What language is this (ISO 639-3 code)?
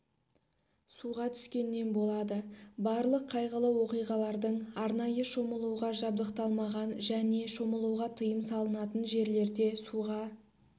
kaz